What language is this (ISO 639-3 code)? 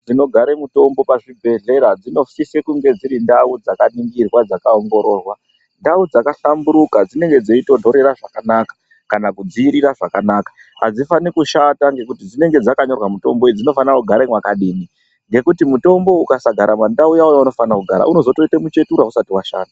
ndc